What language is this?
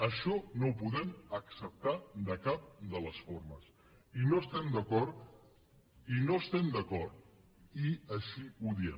Catalan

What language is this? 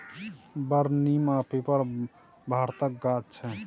Maithili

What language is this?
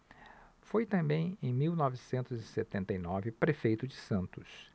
Portuguese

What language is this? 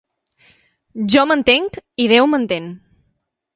Catalan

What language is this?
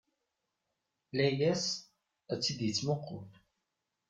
Kabyle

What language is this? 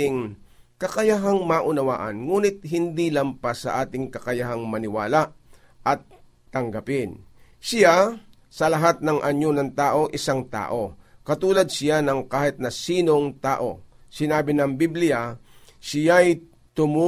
Filipino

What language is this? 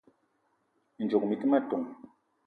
Eton (Cameroon)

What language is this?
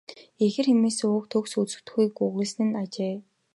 Mongolian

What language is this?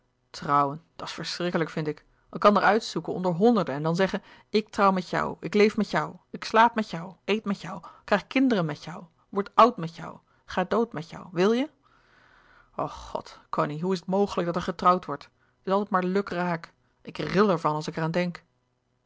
Dutch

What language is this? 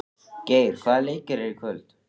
Icelandic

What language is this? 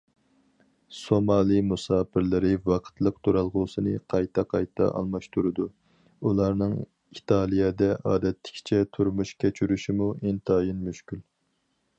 Uyghur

